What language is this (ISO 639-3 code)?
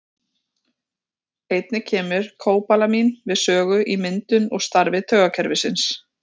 isl